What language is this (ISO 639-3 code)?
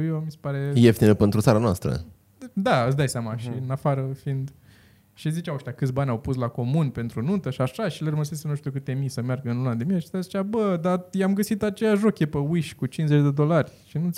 ron